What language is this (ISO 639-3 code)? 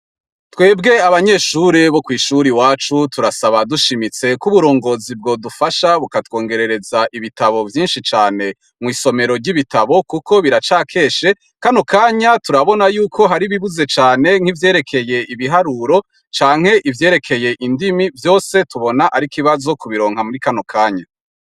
run